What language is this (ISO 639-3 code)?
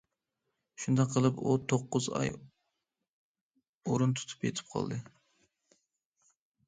uig